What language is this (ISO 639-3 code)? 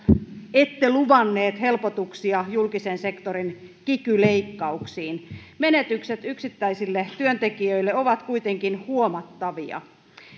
fin